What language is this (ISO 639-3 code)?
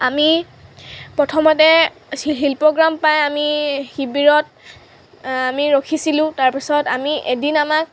asm